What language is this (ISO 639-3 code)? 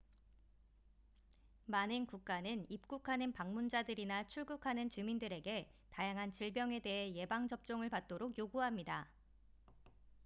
kor